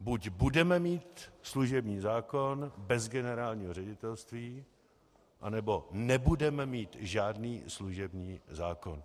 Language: Czech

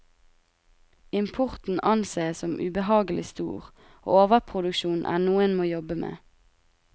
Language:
Norwegian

